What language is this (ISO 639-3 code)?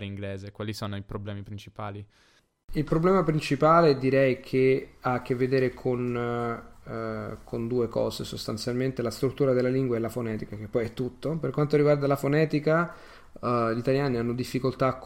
ita